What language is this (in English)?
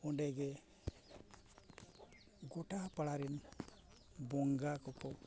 Santali